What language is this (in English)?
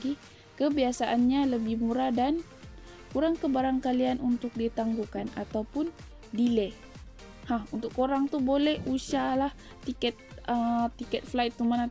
Malay